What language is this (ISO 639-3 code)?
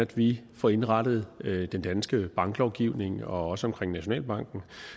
dan